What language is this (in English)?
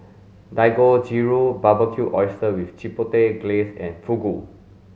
English